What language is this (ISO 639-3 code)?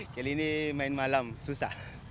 ind